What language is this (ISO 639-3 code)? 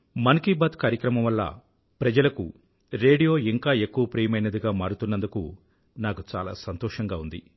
tel